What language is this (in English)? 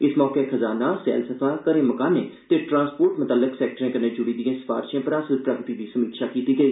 Dogri